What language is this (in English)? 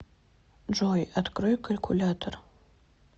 Russian